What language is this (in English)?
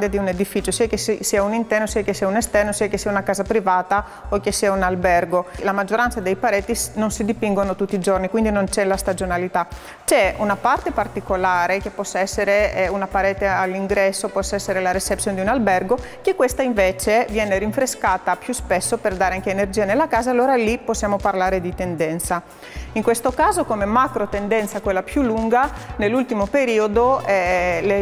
Italian